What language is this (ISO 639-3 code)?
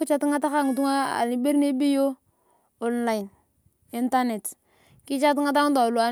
tuv